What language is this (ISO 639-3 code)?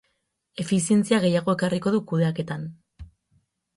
eus